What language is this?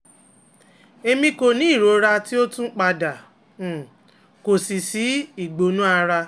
Yoruba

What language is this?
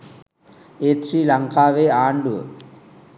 Sinhala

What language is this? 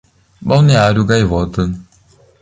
Portuguese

